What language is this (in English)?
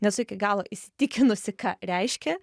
Lithuanian